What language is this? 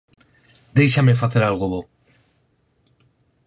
Galician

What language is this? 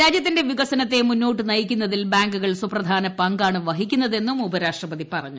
Malayalam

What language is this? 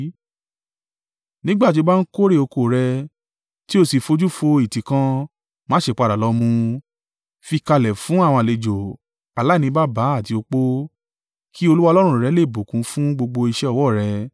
Yoruba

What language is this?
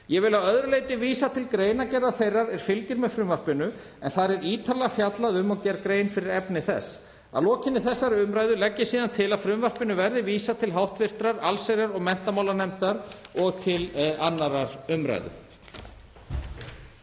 Icelandic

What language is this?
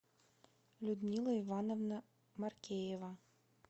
Russian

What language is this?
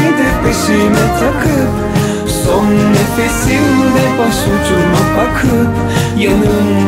Turkish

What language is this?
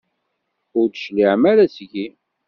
Kabyle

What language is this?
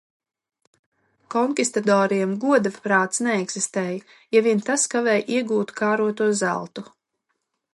Latvian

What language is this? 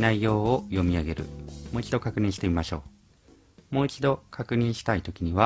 Japanese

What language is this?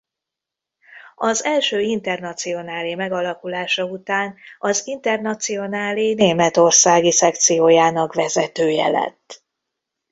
Hungarian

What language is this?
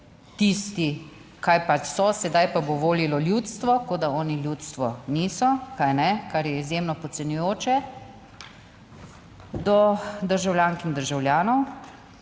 Slovenian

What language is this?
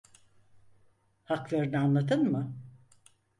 Turkish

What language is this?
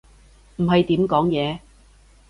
Cantonese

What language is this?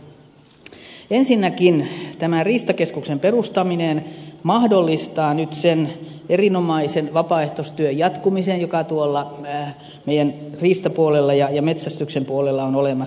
Finnish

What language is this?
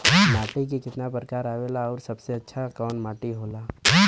Bhojpuri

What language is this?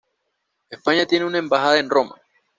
Spanish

